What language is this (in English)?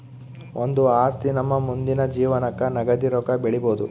Kannada